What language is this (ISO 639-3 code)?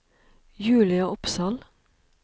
nor